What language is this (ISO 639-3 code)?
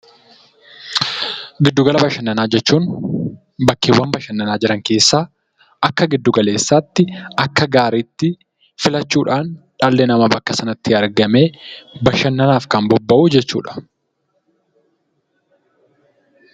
orm